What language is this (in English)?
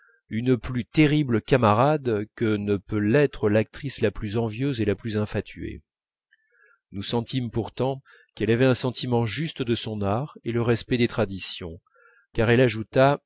French